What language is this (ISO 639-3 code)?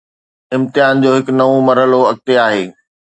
snd